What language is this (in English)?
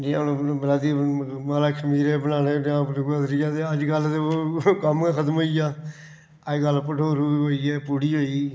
Dogri